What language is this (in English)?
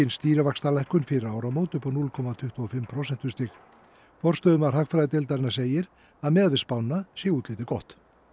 Icelandic